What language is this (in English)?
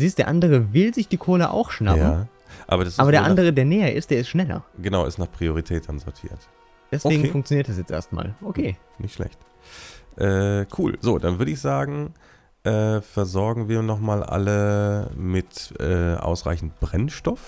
German